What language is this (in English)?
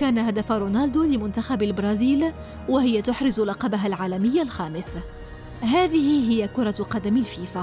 Arabic